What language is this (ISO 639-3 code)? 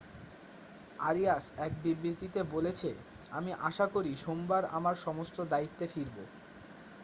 ben